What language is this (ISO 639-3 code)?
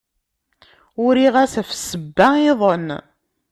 kab